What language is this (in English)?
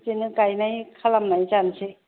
Bodo